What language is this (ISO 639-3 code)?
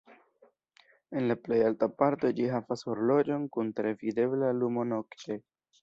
epo